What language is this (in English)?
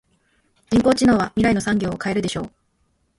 Japanese